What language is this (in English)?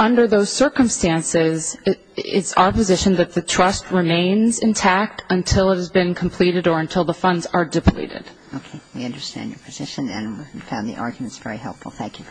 English